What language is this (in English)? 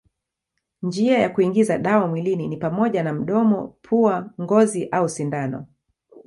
Swahili